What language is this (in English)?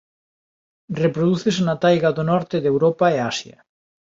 Galician